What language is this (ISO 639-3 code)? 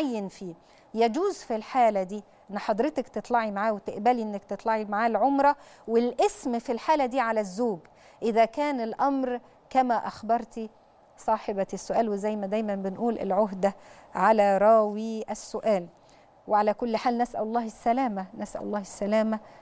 ara